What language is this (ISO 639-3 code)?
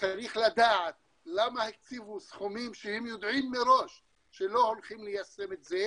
heb